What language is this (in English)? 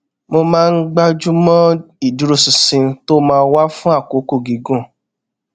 Yoruba